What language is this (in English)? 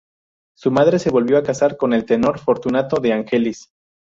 Spanish